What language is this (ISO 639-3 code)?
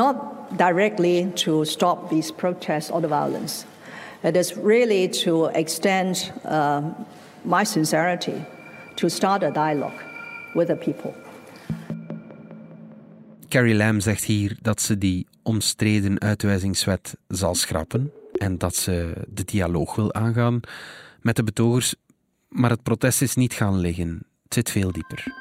nld